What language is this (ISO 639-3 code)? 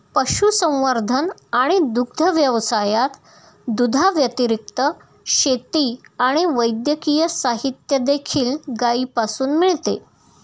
mar